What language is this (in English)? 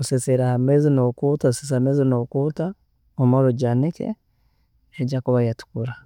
Tooro